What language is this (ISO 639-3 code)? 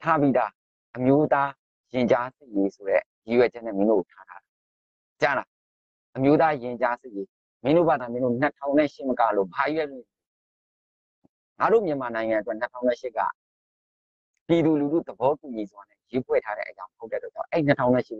tha